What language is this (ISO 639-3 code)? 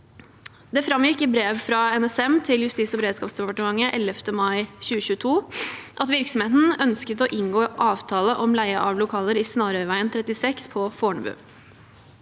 nor